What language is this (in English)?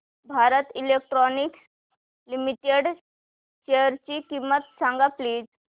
Marathi